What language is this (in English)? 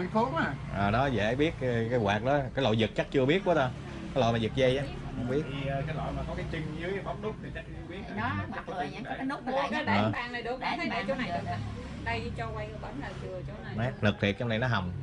Vietnamese